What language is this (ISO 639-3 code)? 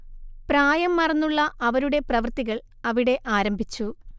mal